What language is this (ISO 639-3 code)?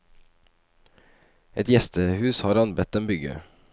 nor